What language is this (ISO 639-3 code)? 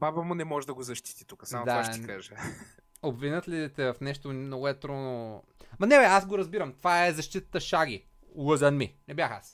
bul